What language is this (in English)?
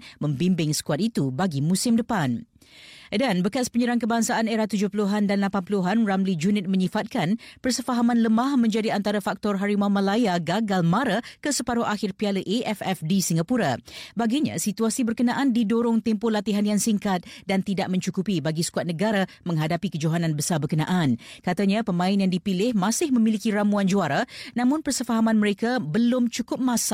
Malay